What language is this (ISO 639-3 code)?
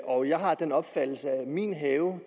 dan